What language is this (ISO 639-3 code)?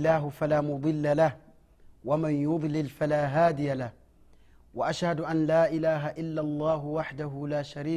swa